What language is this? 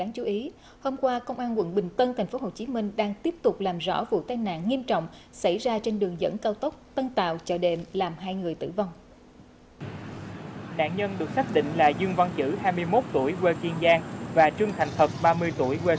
Vietnamese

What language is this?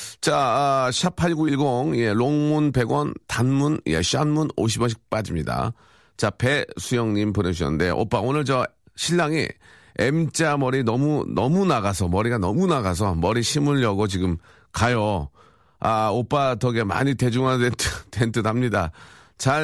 Korean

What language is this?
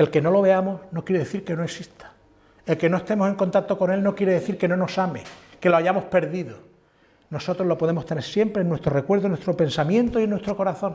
Spanish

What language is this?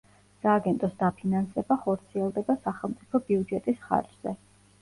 Georgian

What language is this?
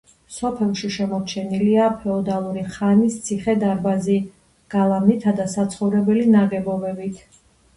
Georgian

